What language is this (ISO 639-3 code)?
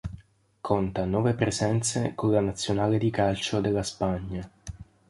ita